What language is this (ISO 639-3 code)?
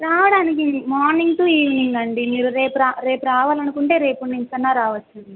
tel